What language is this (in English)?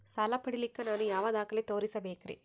Kannada